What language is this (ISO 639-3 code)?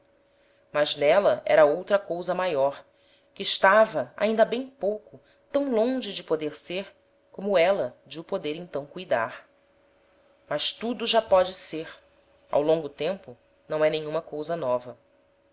por